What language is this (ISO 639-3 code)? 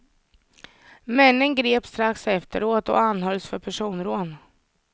swe